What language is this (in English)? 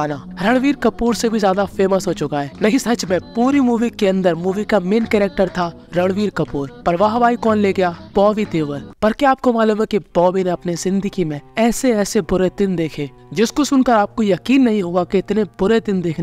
Hindi